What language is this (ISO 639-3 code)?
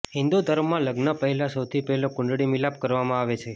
guj